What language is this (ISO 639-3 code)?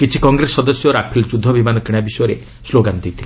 ori